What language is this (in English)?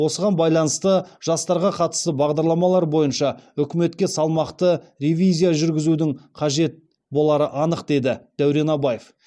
Kazakh